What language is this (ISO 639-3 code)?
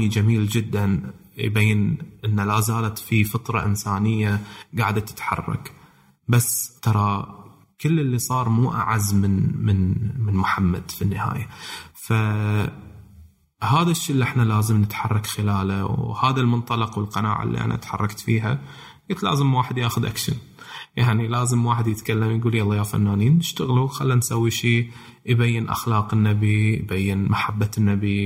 ara